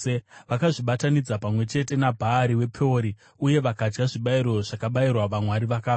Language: Shona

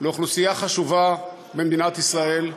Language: Hebrew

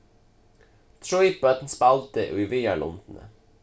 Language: Faroese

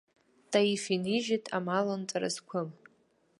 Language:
Abkhazian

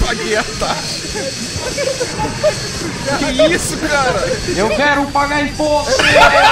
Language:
Portuguese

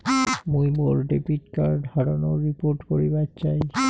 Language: Bangla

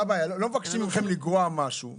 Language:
Hebrew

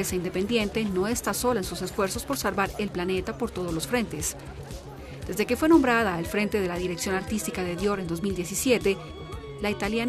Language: Spanish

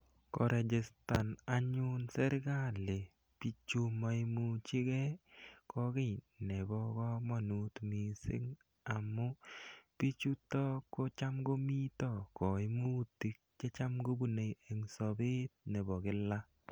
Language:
Kalenjin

